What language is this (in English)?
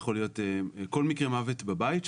Hebrew